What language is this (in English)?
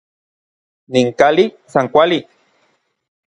Orizaba Nahuatl